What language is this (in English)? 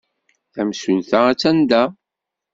Kabyle